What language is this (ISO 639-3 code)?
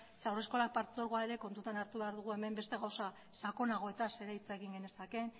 eus